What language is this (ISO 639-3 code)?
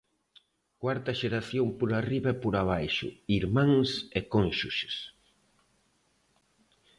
glg